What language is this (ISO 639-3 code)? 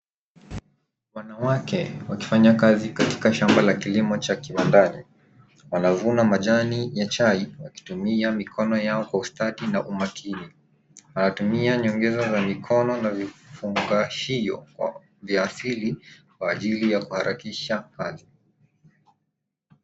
swa